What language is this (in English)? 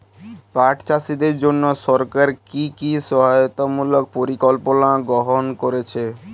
Bangla